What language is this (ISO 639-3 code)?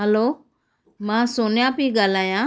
snd